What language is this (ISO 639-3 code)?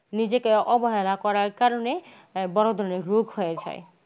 ben